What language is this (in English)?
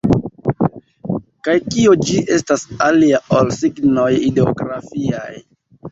Esperanto